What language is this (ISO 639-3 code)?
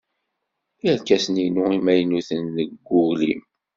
kab